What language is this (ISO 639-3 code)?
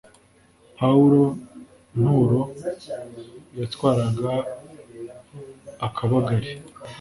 kin